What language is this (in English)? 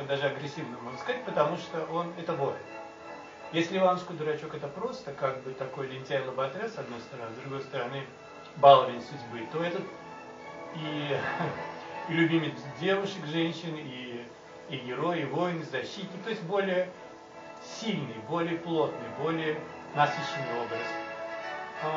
Russian